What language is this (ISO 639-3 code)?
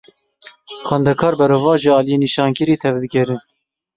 kur